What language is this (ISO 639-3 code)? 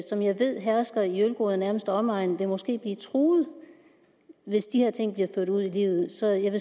dan